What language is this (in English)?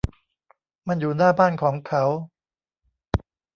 Thai